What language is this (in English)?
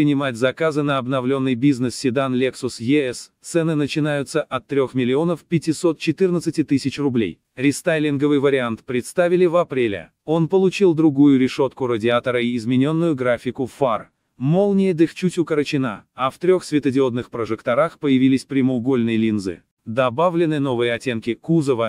Russian